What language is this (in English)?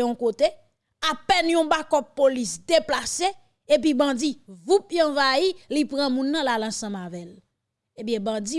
French